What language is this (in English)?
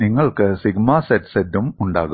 Malayalam